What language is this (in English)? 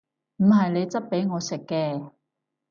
Cantonese